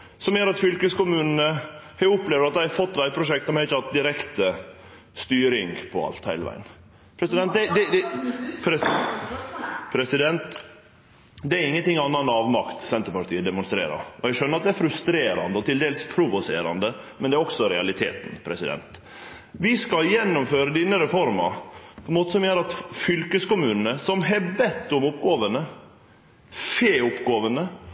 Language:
Norwegian Nynorsk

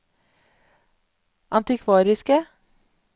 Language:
Norwegian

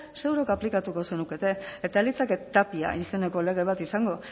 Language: Basque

